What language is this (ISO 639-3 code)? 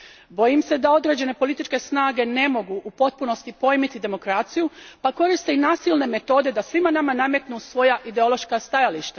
hrv